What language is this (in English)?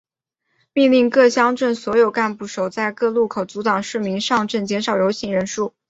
Chinese